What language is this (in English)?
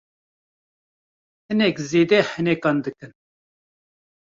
Kurdish